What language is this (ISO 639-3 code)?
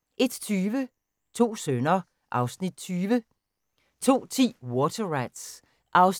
dan